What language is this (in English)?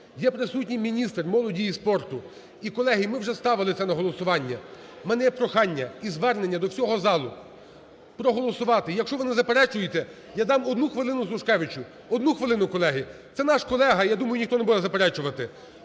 Ukrainian